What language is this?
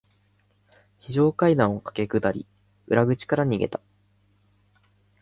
Japanese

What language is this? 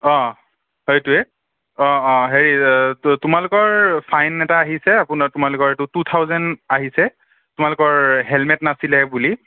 Assamese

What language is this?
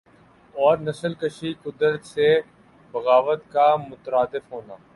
Urdu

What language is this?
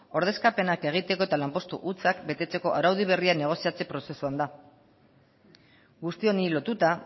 Basque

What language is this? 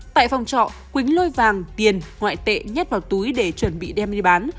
Vietnamese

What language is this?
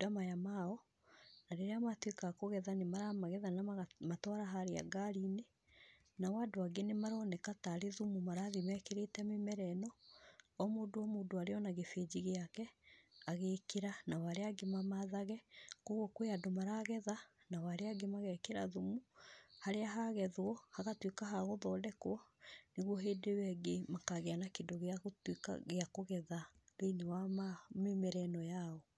Kikuyu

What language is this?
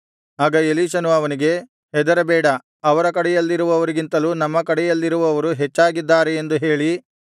Kannada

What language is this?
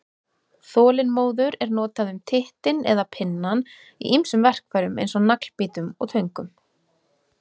Icelandic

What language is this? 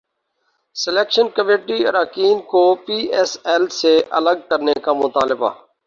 Urdu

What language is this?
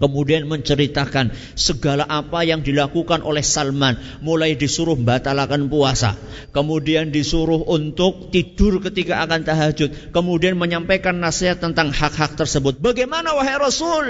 Indonesian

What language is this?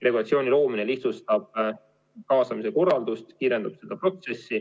Estonian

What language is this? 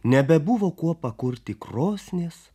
Lithuanian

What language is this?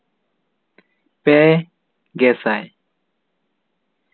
Santali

